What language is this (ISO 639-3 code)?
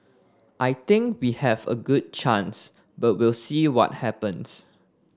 eng